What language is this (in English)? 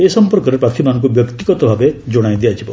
Odia